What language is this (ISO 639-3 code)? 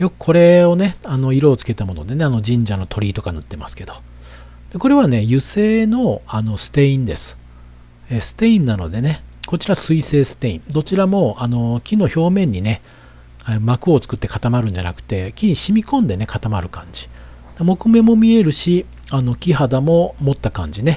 jpn